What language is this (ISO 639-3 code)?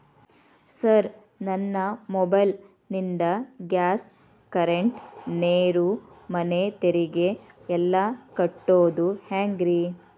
kan